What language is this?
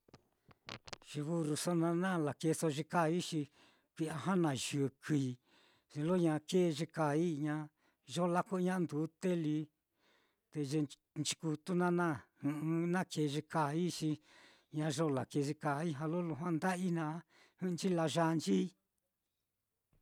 Mitlatongo Mixtec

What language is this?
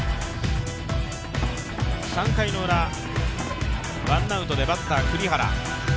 Japanese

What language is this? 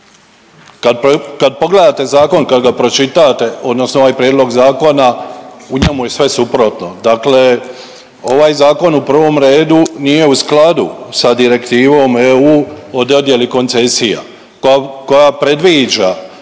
Croatian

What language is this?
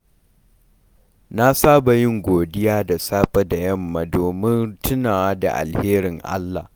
Hausa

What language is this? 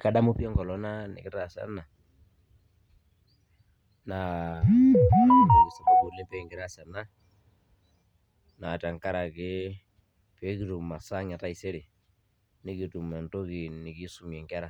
Masai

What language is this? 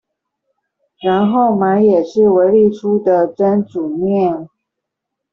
Chinese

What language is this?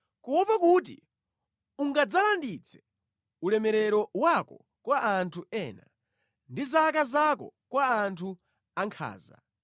Nyanja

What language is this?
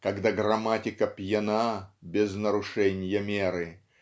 Russian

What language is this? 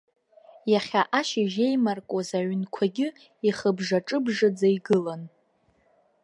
Abkhazian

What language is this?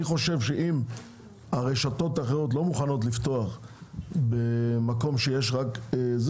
Hebrew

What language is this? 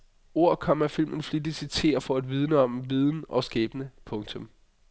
Danish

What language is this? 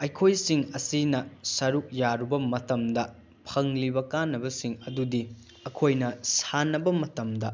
Manipuri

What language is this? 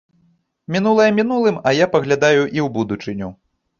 Belarusian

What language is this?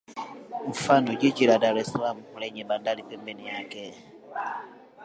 Swahili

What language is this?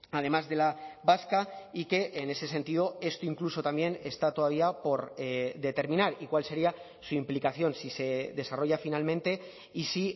Spanish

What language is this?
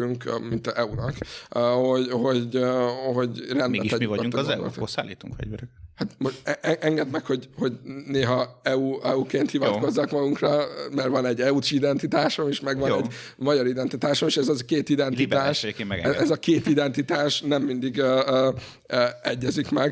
Hungarian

